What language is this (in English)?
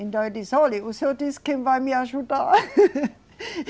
Portuguese